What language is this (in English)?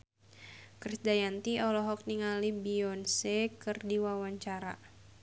Sundanese